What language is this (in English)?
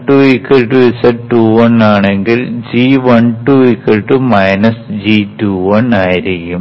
Malayalam